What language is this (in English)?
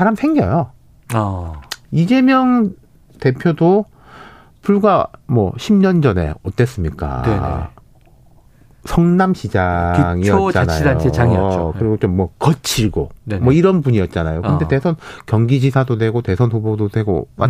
Korean